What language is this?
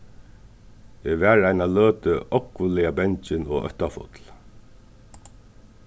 Faroese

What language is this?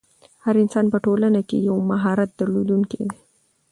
Pashto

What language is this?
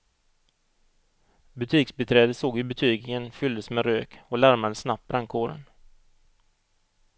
Swedish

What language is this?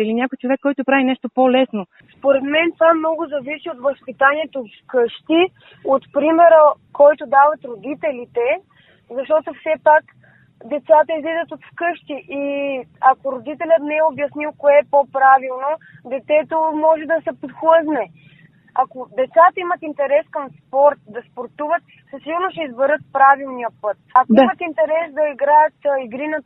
Bulgarian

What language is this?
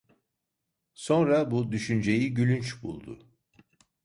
Turkish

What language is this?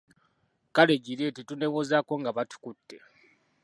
Ganda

